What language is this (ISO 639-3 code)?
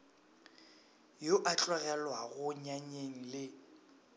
nso